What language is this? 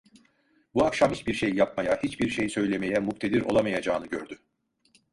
Turkish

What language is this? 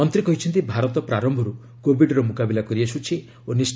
Odia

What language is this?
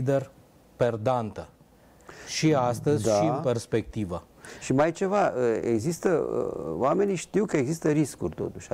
Romanian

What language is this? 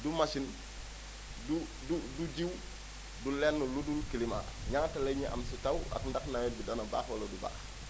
Wolof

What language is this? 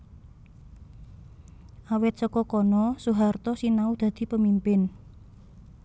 Javanese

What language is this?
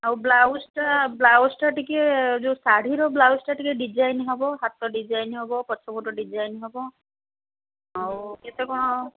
Odia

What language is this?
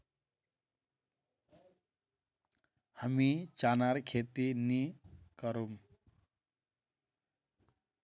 Magahi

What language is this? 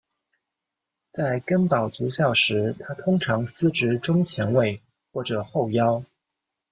Chinese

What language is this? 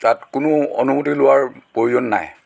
Assamese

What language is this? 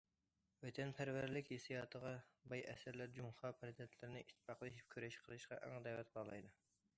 Uyghur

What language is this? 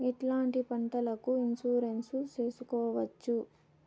Telugu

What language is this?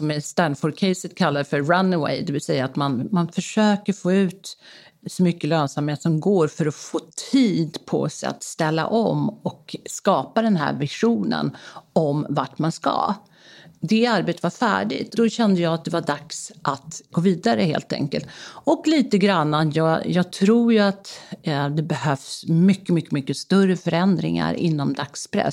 Swedish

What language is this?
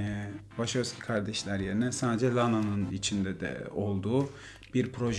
Turkish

